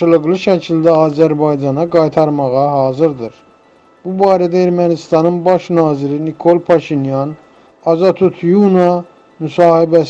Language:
Turkish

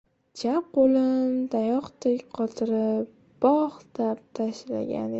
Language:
Uzbek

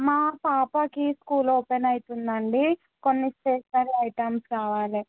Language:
Telugu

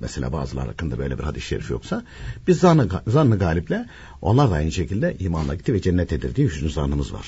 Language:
Turkish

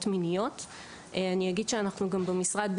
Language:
Hebrew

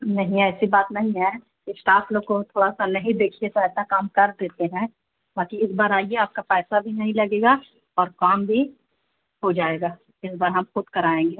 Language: Urdu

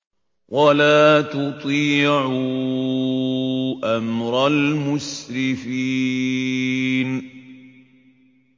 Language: Arabic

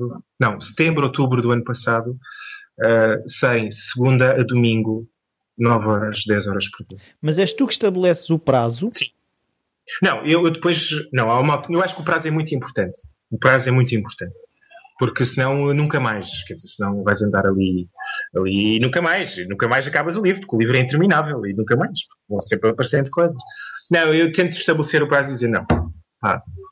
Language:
Portuguese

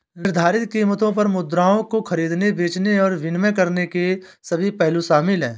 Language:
Hindi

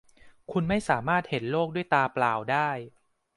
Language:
Thai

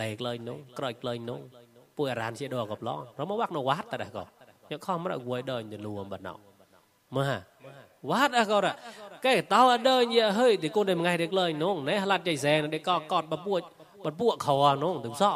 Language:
Thai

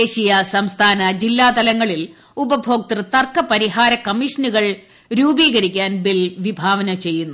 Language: Malayalam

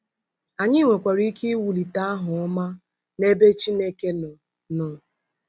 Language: Igbo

